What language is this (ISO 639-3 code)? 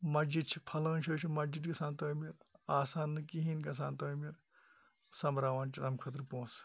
kas